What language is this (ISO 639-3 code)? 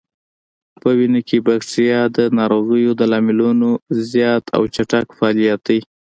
pus